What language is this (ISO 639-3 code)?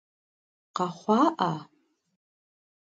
kbd